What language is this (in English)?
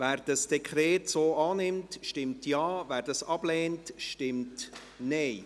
Swiss German